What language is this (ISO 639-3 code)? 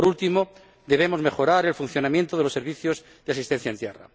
spa